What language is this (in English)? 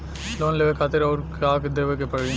Bhojpuri